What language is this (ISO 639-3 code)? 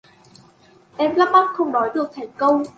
vie